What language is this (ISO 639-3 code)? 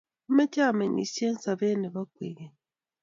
kln